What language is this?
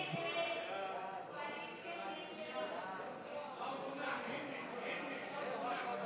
Hebrew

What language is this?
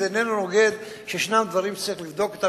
Hebrew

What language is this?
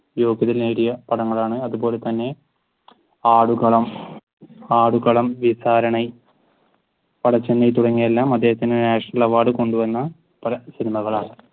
Malayalam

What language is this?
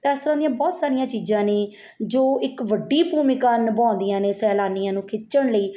Punjabi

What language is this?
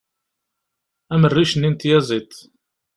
Kabyle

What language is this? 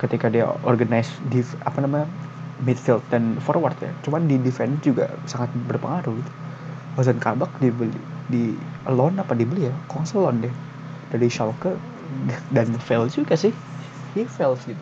Indonesian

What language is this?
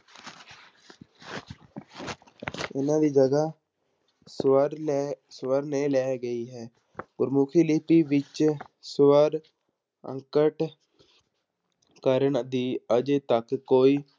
Punjabi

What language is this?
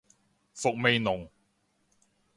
Cantonese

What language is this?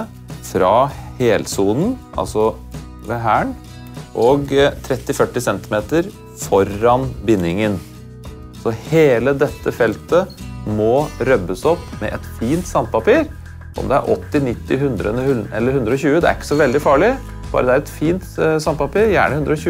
Norwegian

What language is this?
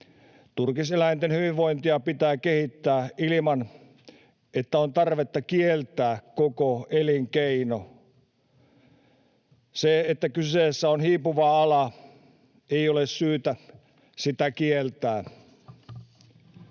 Finnish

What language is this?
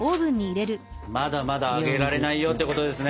Japanese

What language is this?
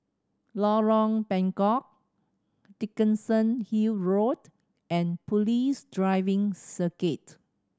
English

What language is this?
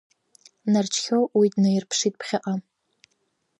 Abkhazian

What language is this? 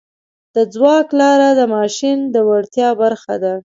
Pashto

